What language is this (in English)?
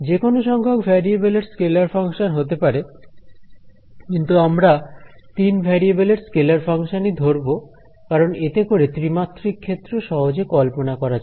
Bangla